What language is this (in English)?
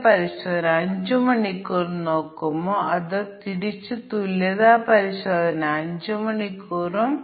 Malayalam